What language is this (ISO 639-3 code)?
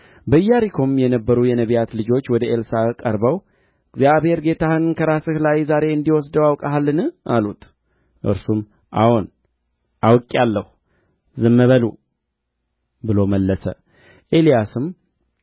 amh